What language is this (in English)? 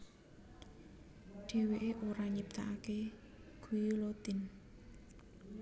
Javanese